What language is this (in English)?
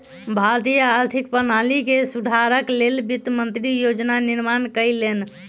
Maithili